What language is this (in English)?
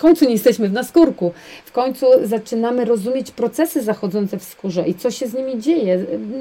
Polish